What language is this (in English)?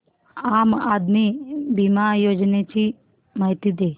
Marathi